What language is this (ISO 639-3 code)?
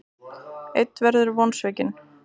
isl